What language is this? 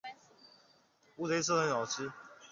Chinese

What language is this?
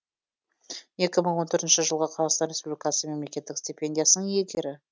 Kazakh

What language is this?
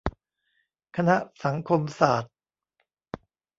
Thai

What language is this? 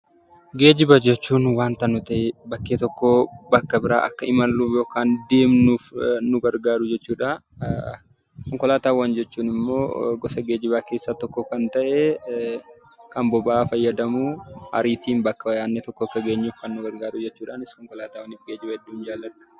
Oromo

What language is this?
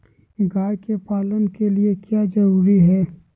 Magahi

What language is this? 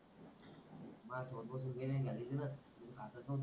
Marathi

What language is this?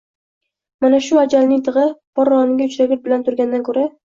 Uzbek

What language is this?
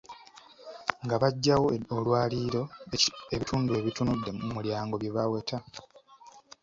Ganda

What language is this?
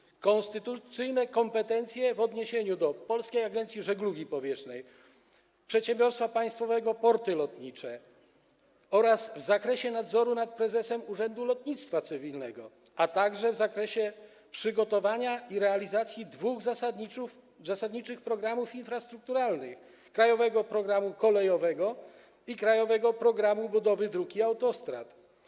Polish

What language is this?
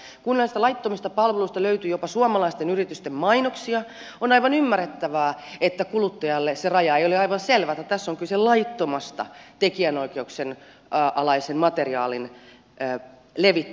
Finnish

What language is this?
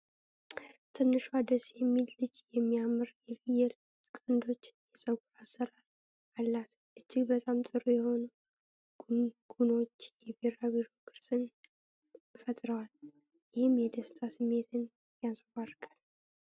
Amharic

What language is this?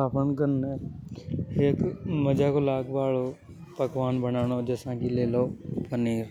Hadothi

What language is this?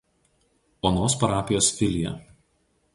Lithuanian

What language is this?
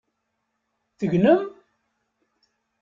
Kabyle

